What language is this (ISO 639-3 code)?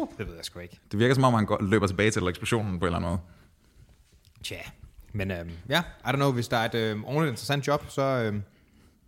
dan